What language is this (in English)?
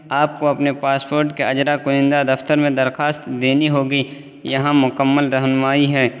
Urdu